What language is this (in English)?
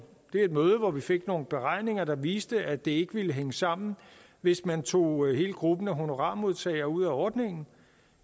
Danish